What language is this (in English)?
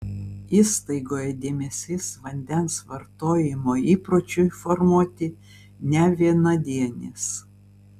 Lithuanian